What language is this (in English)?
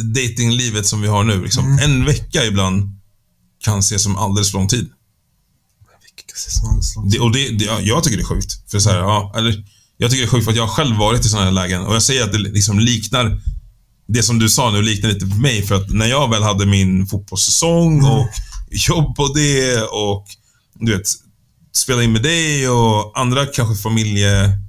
Swedish